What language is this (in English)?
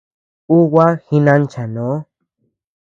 Tepeuxila Cuicatec